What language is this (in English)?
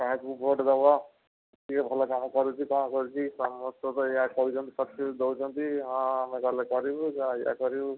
Odia